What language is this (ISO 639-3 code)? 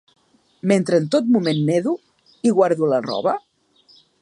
cat